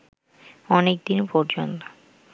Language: Bangla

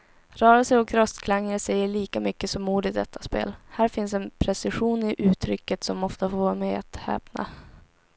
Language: Swedish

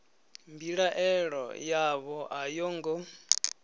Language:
Venda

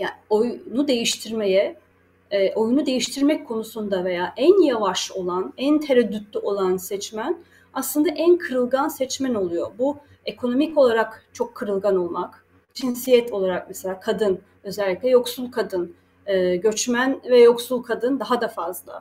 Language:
Turkish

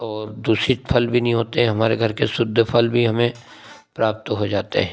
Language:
Hindi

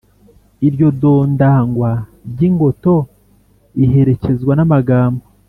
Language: Kinyarwanda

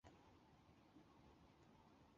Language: Chinese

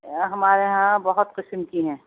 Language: Urdu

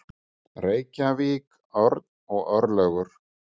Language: Icelandic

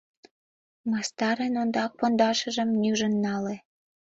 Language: Mari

